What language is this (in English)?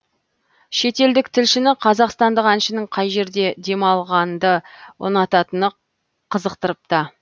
Kazakh